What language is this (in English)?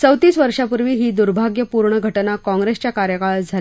Marathi